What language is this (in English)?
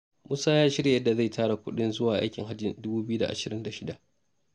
Hausa